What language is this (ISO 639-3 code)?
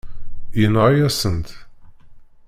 kab